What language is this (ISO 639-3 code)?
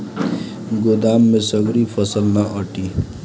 bho